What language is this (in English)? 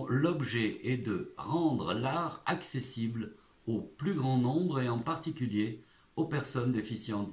French